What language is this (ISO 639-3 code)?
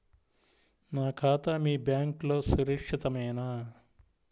tel